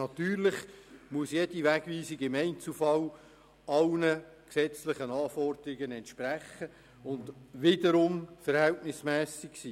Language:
Swiss German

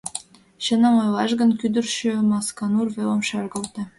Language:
Mari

